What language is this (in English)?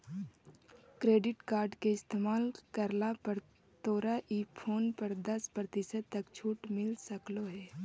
Magahi